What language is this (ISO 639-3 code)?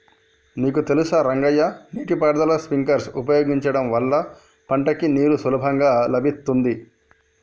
tel